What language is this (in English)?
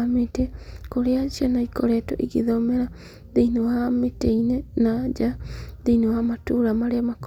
Kikuyu